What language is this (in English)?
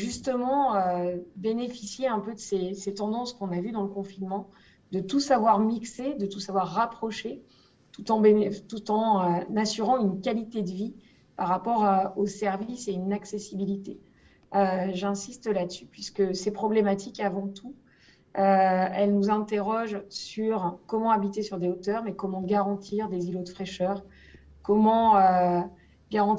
French